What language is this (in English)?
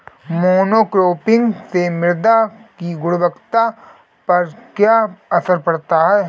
Hindi